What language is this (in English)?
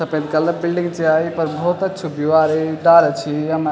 Garhwali